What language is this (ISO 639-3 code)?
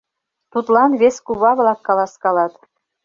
chm